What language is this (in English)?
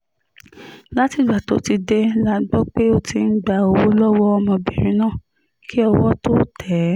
Yoruba